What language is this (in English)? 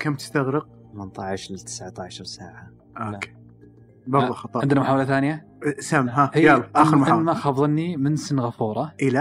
Arabic